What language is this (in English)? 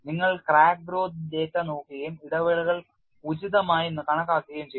Malayalam